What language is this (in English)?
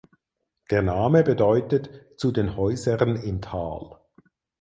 German